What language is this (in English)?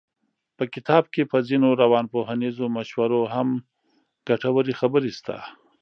Pashto